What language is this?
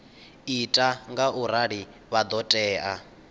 Venda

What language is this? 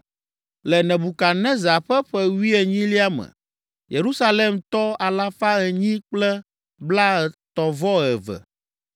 Ewe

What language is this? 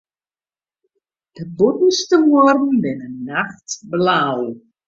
Western Frisian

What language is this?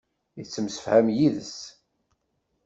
Kabyle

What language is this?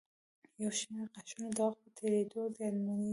Pashto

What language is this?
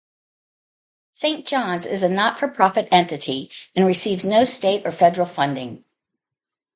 English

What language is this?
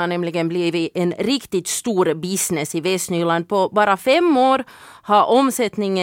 Swedish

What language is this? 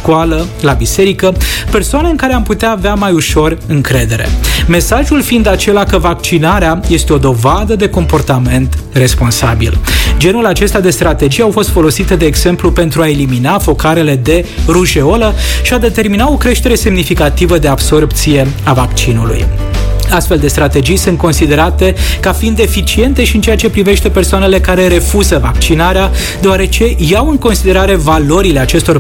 Romanian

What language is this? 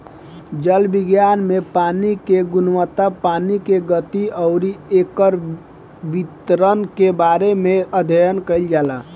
Bhojpuri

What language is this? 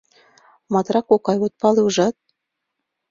Mari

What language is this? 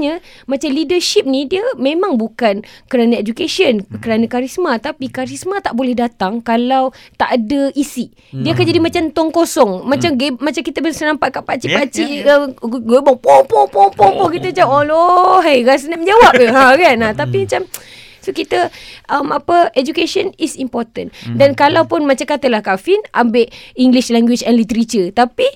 Malay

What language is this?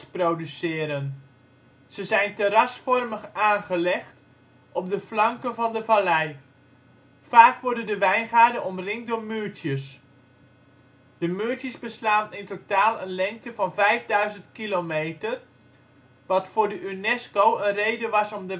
Dutch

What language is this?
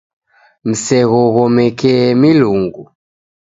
Taita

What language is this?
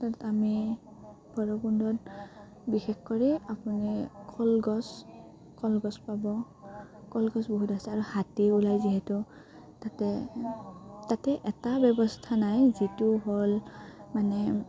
Assamese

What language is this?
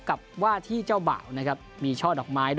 Thai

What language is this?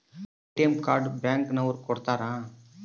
Kannada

